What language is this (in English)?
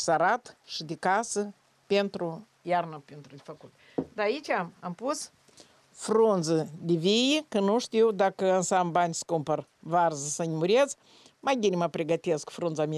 Romanian